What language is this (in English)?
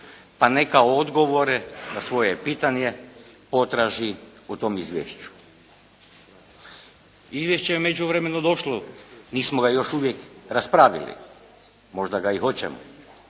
Croatian